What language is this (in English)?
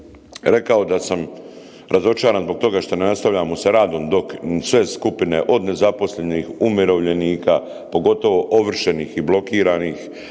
Croatian